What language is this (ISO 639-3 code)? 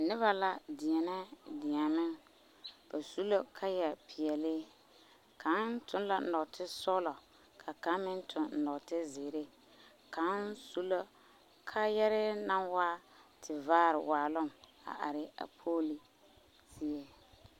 dga